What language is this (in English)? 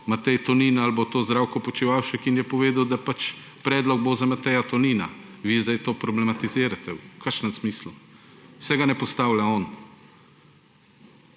Slovenian